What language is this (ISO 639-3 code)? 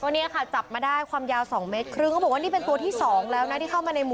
tha